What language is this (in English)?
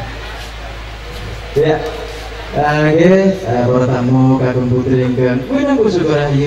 Indonesian